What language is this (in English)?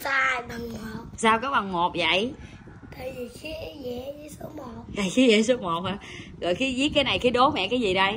Vietnamese